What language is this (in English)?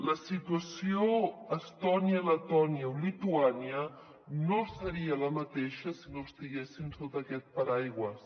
Catalan